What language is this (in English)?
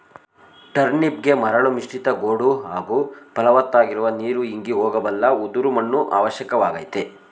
Kannada